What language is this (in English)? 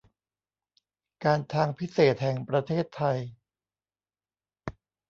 Thai